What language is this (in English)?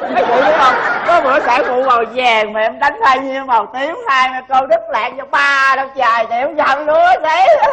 Vietnamese